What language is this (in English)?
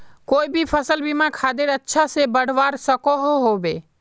Magahi